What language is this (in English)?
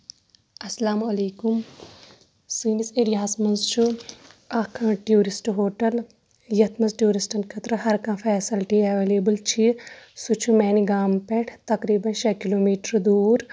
Kashmiri